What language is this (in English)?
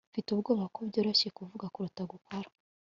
Kinyarwanda